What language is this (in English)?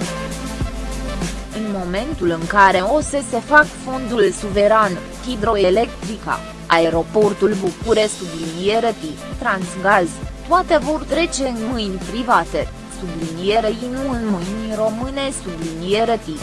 Romanian